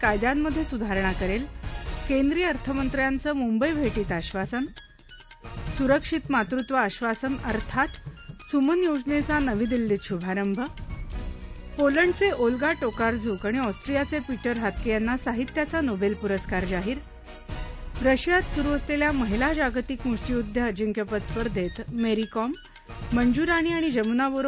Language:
Marathi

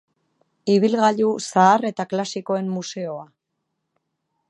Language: Basque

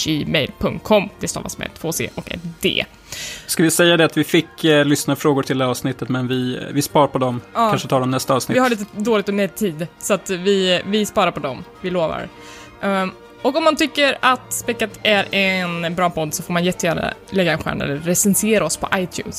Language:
Swedish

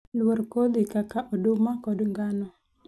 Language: Luo (Kenya and Tanzania)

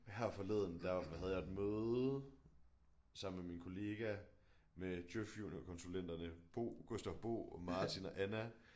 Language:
Danish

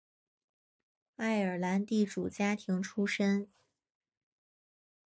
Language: Chinese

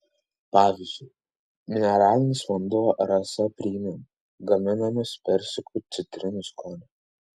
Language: Lithuanian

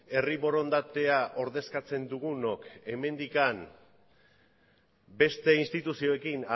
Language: Basque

